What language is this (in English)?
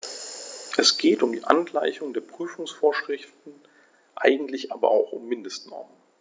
German